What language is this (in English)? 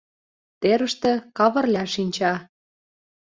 Mari